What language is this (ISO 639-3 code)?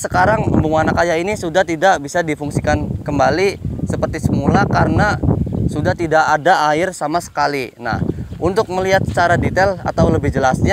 ind